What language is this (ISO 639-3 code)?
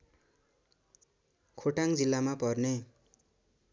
nep